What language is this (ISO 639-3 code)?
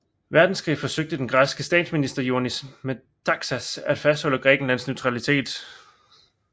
dan